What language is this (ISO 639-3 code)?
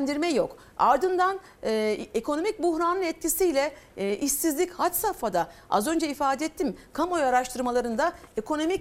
tur